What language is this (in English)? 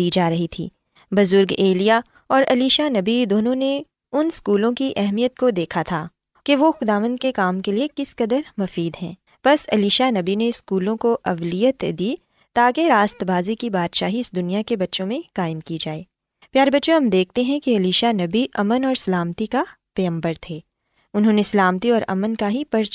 Urdu